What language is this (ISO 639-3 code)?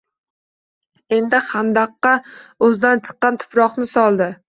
uzb